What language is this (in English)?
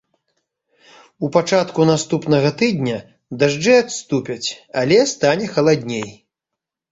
Belarusian